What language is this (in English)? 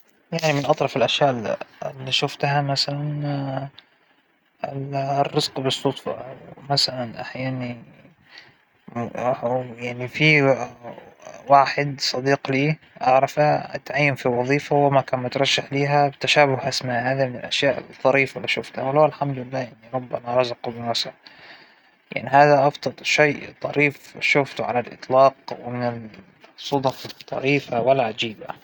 Hijazi Arabic